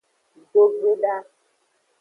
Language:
Aja (Benin)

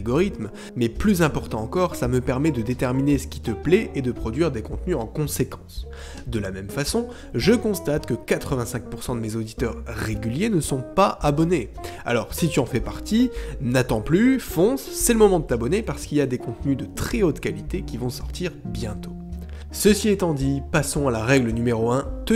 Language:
French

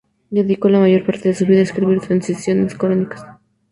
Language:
Spanish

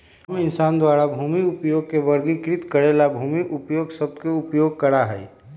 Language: Magahi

